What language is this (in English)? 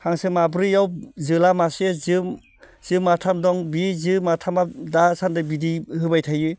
Bodo